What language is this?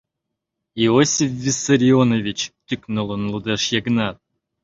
Mari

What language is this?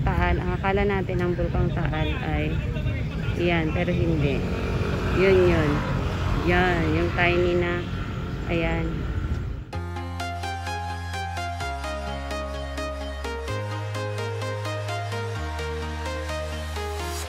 Filipino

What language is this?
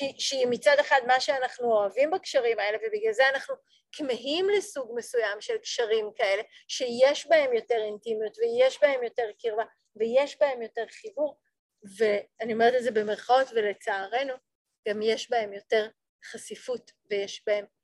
Hebrew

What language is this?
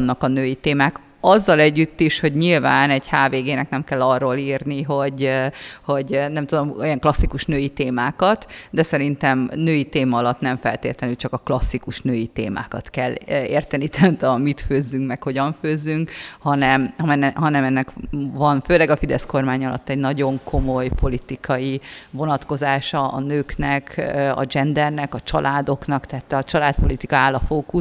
Hungarian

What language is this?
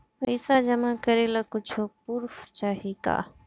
Bhojpuri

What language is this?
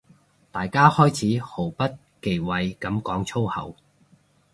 Cantonese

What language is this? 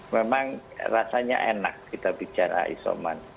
Indonesian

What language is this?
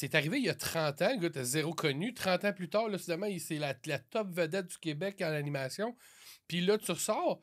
French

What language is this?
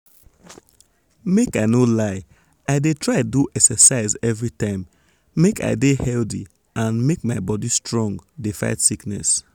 Nigerian Pidgin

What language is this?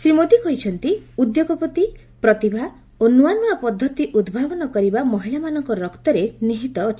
Odia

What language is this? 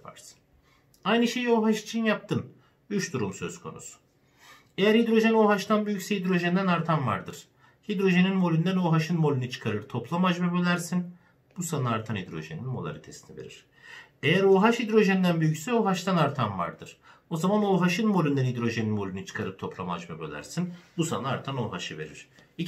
Turkish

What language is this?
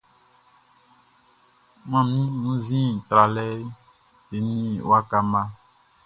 Baoulé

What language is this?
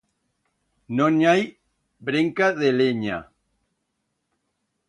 Aragonese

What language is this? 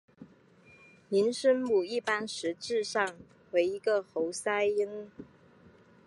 Chinese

